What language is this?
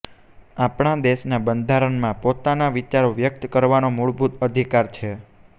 Gujarati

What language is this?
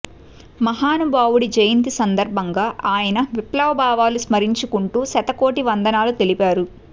Telugu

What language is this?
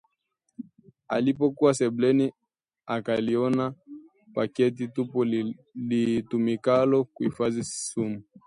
Swahili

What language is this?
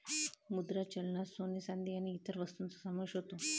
Marathi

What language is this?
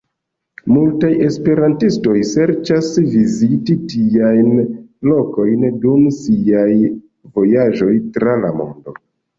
Esperanto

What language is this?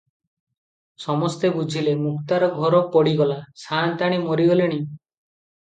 Odia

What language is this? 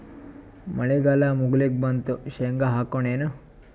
Kannada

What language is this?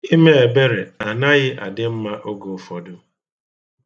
Igbo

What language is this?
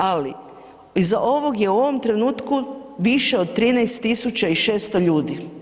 Croatian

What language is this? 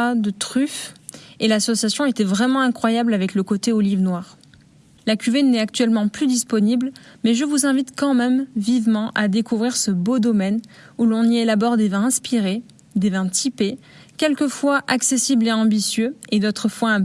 French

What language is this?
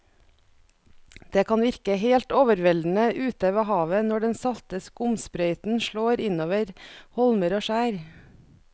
Norwegian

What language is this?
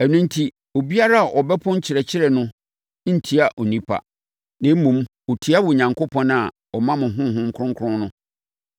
Akan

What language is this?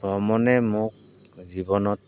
Assamese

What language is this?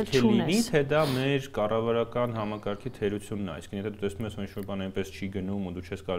Romanian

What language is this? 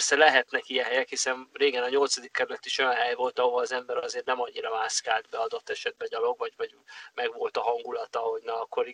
Hungarian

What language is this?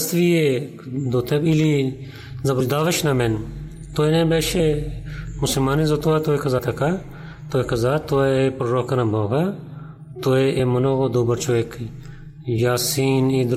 Bulgarian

